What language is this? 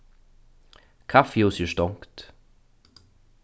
Faroese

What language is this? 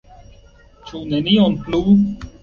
Esperanto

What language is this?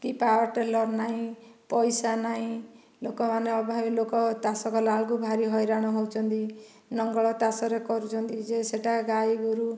Odia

